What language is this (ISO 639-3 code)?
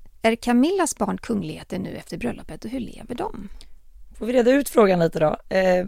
swe